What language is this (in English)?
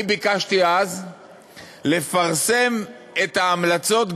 Hebrew